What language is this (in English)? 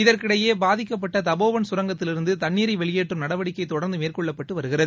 Tamil